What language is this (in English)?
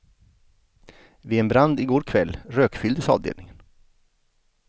Swedish